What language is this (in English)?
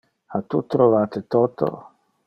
Interlingua